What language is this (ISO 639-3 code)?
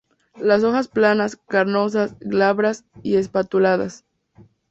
spa